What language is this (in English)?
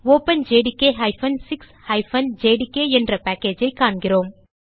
Tamil